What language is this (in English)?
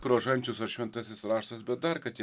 Lithuanian